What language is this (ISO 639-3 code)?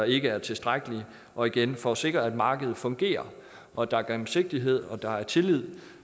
dan